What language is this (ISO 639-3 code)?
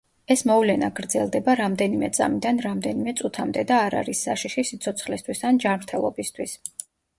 kat